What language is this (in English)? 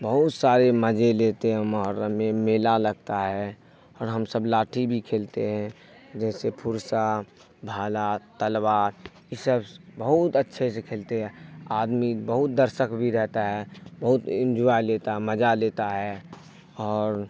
Urdu